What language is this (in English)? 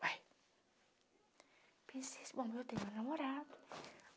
Portuguese